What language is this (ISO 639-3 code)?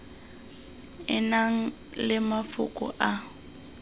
tsn